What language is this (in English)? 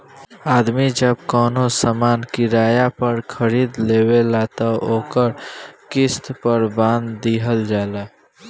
Bhojpuri